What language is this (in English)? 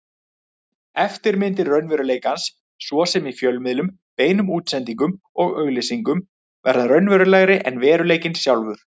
Icelandic